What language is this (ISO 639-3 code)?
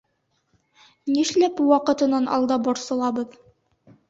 bak